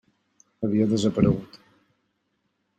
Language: Catalan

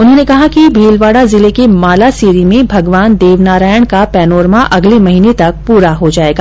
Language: Hindi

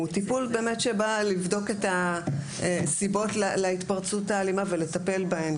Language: Hebrew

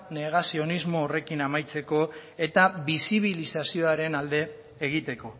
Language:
Basque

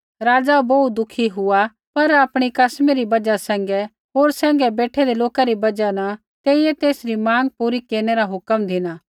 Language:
Kullu Pahari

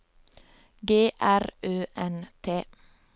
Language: Norwegian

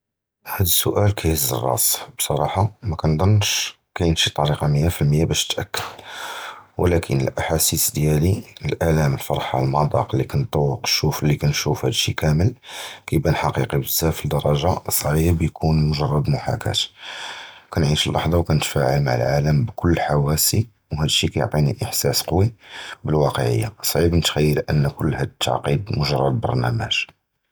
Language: Judeo-Arabic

